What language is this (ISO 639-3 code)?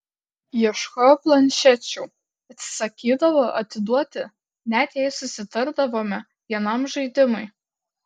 lit